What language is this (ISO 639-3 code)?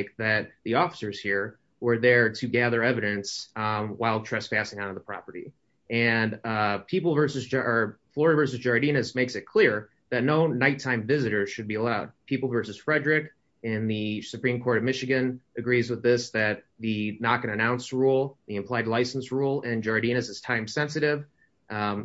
eng